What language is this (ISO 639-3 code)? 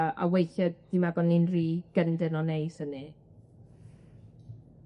cym